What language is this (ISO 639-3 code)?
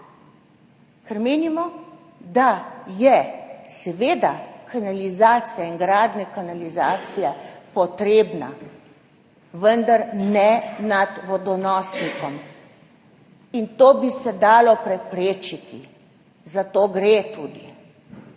slv